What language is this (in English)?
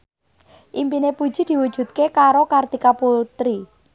Javanese